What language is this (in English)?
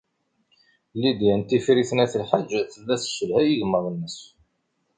Kabyle